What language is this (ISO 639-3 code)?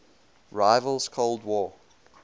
eng